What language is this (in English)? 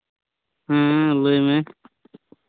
Santali